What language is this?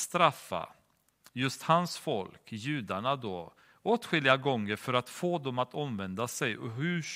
Swedish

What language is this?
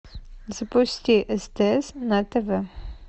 Russian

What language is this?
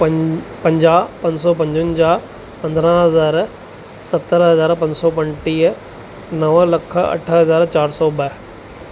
Sindhi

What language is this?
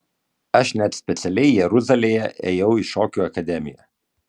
Lithuanian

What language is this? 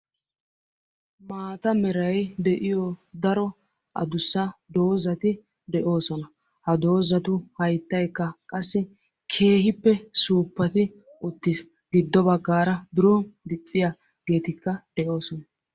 Wolaytta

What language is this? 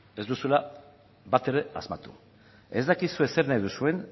Basque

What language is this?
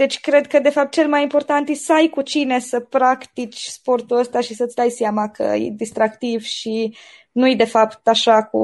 Romanian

